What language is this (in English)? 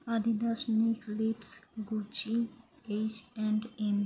Bangla